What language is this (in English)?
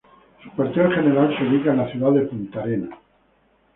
Spanish